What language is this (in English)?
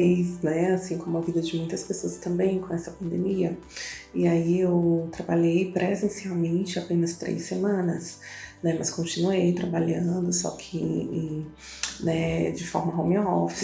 Portuguese